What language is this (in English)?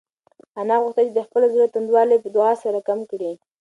Pashto